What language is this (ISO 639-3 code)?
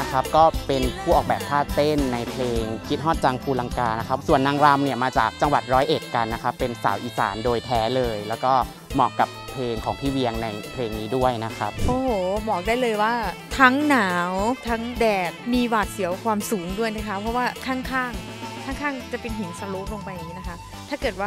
tha